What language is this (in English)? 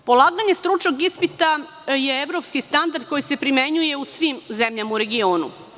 Serbian